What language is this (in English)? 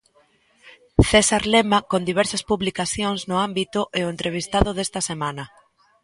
Galician